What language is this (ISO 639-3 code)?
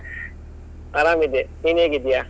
kan